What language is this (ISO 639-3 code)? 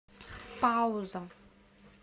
rus